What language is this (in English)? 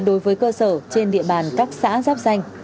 Vietnamese